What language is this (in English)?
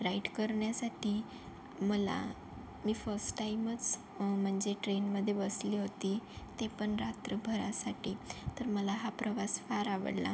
Marathi